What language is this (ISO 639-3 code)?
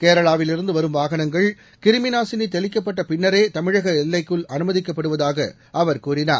tam